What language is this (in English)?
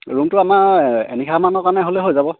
Assamese